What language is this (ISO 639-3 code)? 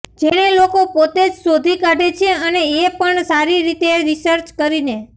guj